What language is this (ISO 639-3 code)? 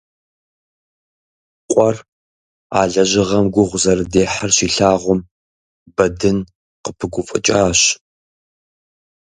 kbd